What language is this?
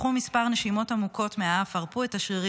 Hebrew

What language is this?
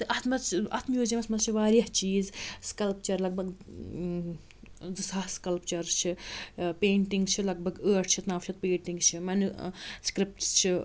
Kashmiri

